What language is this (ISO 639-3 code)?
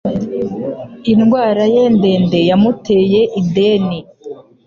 kin